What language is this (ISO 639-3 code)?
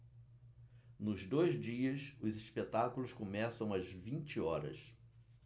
por